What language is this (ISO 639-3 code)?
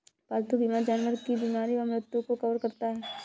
hin